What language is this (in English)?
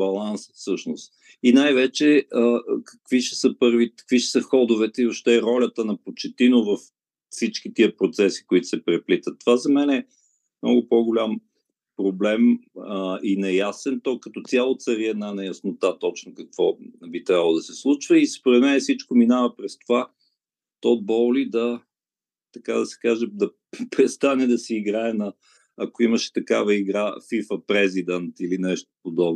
Bulgarian